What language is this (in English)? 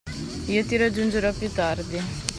Italian